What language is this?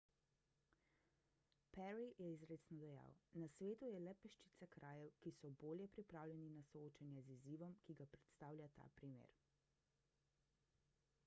Slovenian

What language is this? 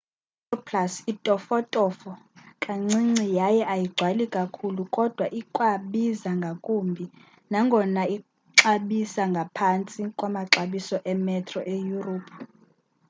Xhosa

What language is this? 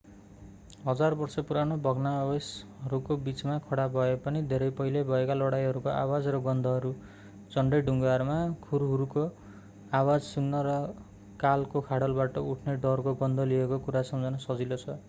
Nepali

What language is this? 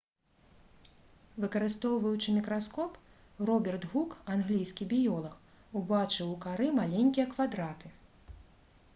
Belarusian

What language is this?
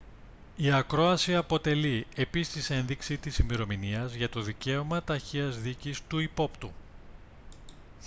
Greek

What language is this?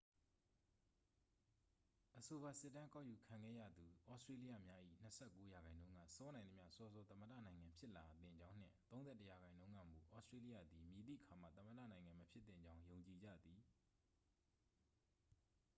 Burmese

